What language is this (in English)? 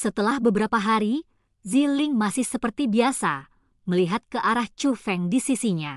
Indonesian